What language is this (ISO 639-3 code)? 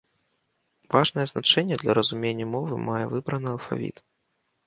bel